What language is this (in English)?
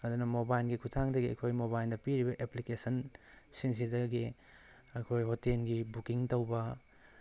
Manipuri